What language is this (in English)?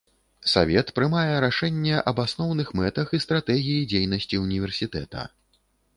Belarusian